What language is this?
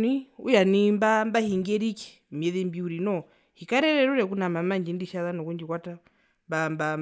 Herero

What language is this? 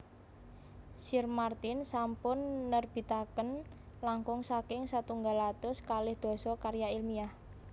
Javanese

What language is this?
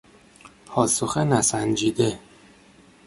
Persian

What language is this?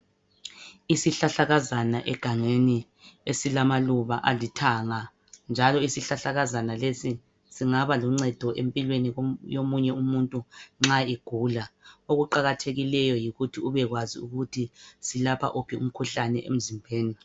North Ndebele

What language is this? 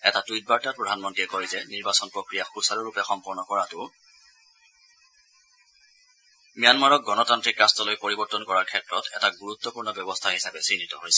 Assamese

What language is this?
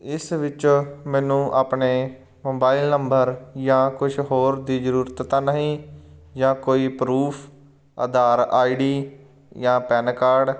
Punjabi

